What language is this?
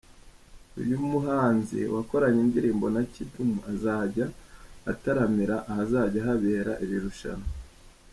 Kinyarwanda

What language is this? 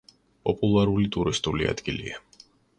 Georgian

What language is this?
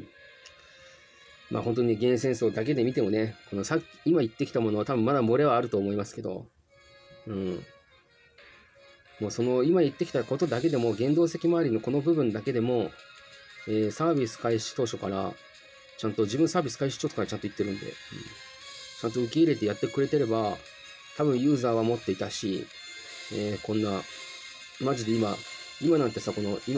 Japanese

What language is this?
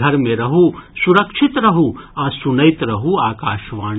Maithili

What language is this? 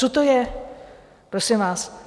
Czech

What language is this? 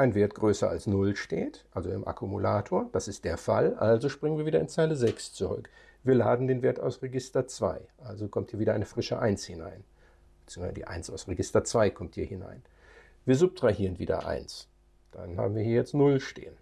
German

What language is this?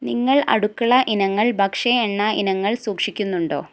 Malayalam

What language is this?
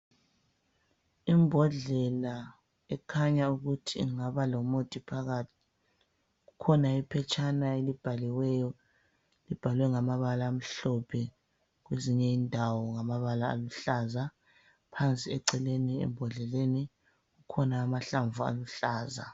North Ndebele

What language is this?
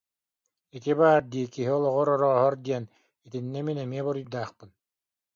Yakut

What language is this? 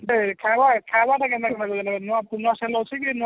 Odia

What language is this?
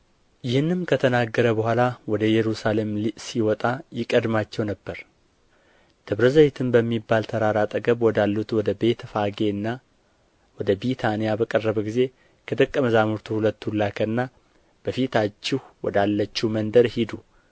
Amharic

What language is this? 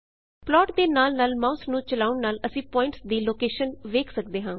Punjabi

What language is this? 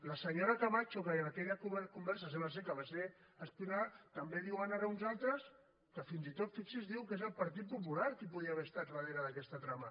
Catalan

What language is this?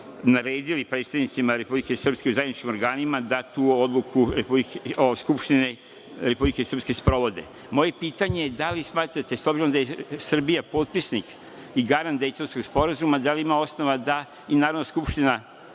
Serbian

